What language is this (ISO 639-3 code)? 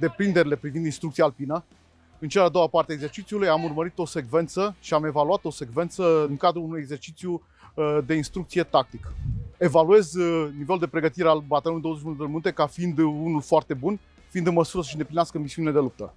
ron